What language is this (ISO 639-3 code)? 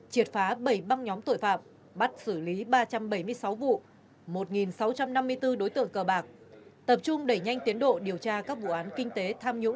vie